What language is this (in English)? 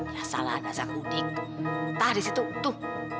Indonesian